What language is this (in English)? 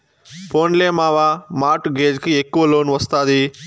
Telugu